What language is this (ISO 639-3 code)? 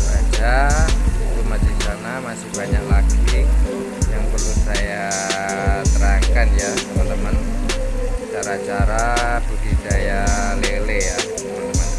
ind